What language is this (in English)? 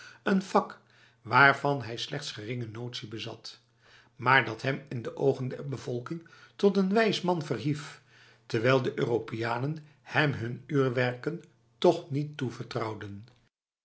Dutch